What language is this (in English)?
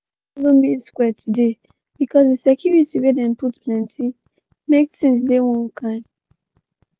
Nigerian Pidgin